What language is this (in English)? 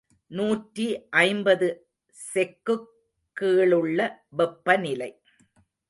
Tamil